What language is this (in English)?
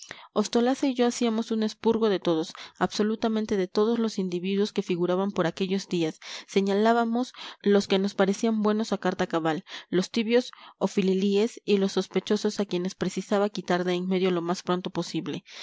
Spanish